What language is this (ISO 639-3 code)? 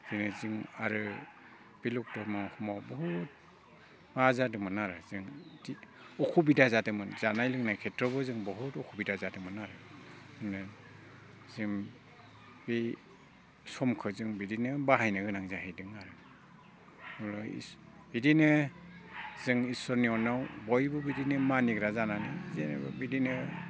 brx